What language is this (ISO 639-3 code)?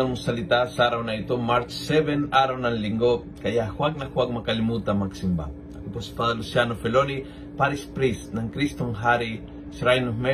fil